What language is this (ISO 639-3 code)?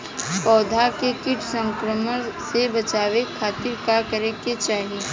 bho